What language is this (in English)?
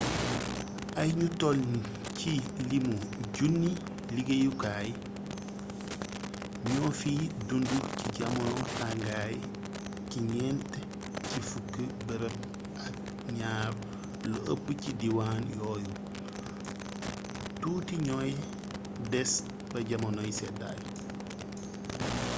Wolof